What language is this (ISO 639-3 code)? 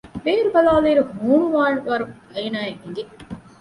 div